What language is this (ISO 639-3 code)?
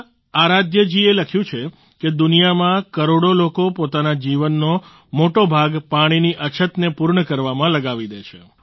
guj